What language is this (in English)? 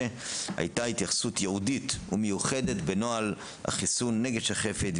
Hebrew